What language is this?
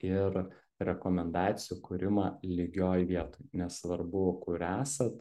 Lithuanian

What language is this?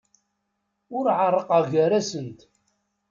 Kabyle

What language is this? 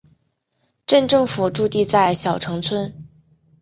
Chinese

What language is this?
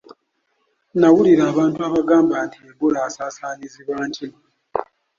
Ganda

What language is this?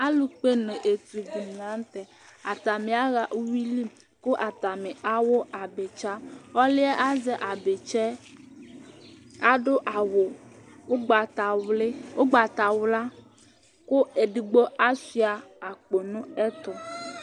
Ikposo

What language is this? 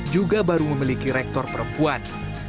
Indonesian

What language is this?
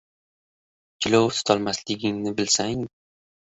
Uzbek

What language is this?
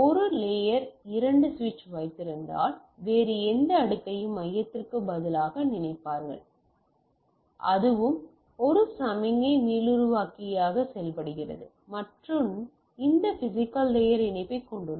Tamil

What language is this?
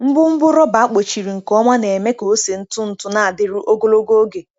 Igbo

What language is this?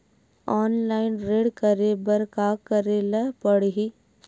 Chhattisgarhi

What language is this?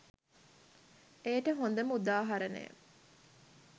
Sinhala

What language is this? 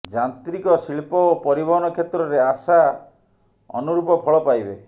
Odia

